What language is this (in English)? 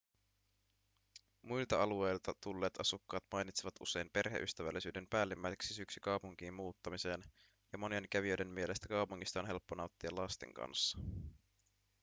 Finnish